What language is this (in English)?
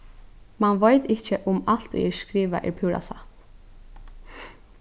Faroese